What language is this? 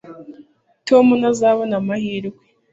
Kinyarwanda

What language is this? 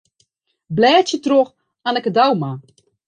Western Frisian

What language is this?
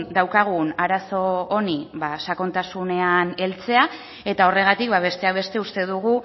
Basque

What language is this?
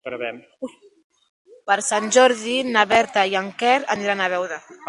Catalan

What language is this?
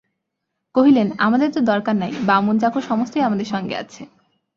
Bangla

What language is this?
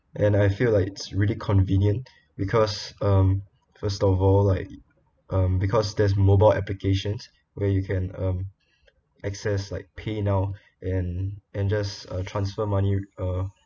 English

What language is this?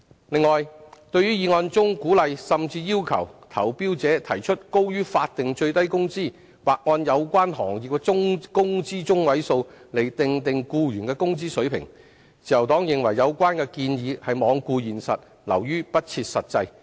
Cantonese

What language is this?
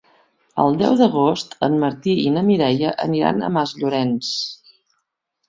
Catalan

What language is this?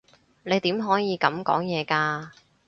Cantonese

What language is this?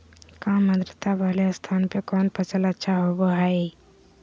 Magahi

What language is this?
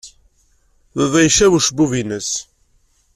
Kabyle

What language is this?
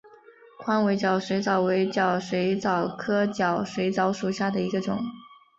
Chinese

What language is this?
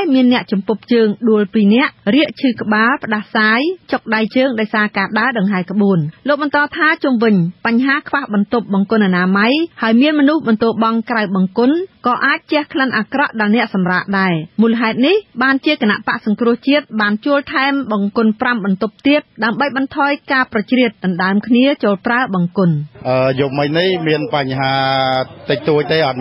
Thai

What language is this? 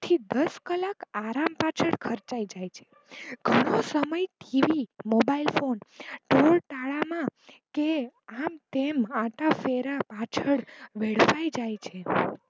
Gujarati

